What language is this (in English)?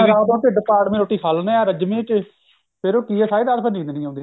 Punjabi